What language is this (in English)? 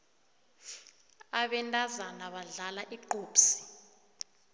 South Ndebele